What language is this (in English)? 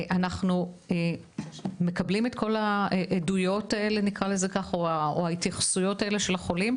Hebrew